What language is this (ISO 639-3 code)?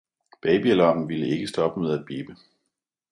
dan